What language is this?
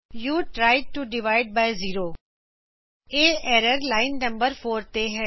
Punjabi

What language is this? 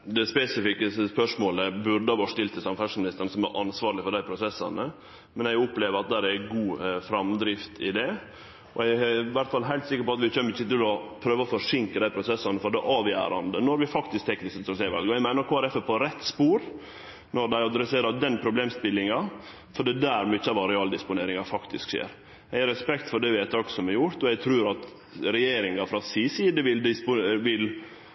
Norwegian Nynorsk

